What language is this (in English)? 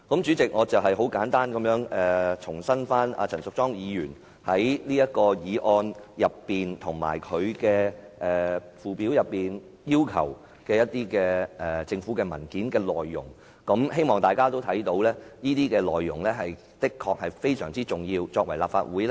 Cantonese